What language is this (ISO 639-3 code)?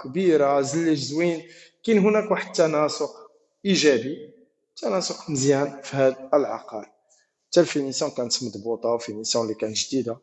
ara